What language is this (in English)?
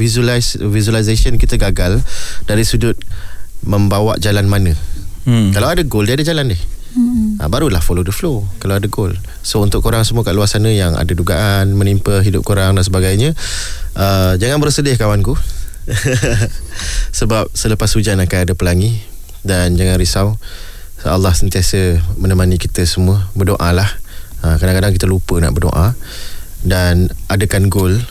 Malay